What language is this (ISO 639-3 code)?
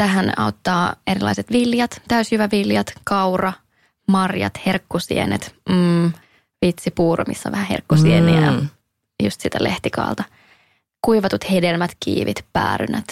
fin